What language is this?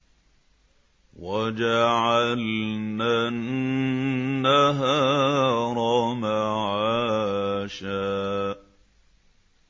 Arabic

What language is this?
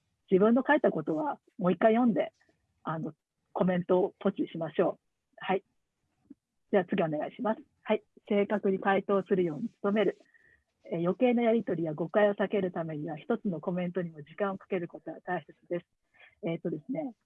Japanese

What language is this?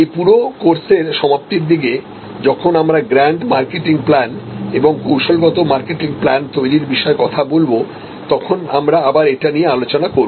Bangla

